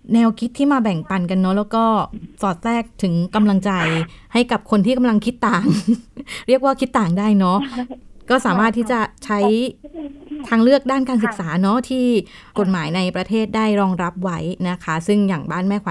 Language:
Thai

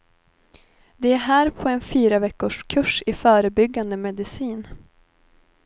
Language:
Swedish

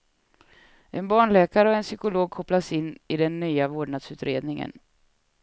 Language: Swedish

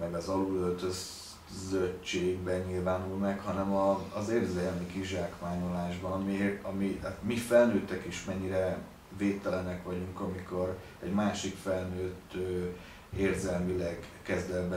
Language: Hungarian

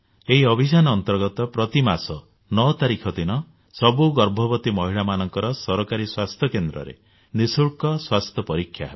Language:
Odia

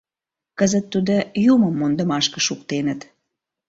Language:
Mari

